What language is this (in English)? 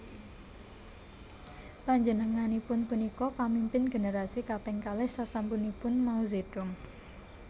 Javanese